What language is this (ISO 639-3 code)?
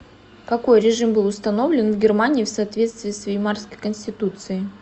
rus